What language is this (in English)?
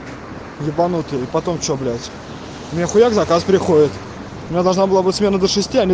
Russian